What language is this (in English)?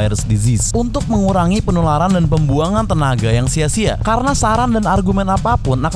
Indonesian